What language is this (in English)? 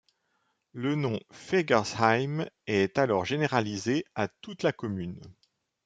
French